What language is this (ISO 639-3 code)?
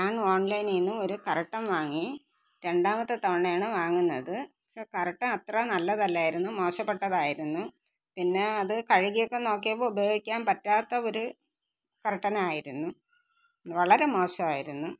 mal